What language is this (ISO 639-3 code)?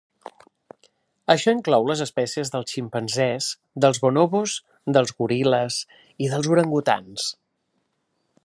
cat